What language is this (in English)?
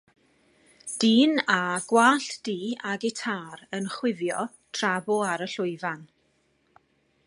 Welsh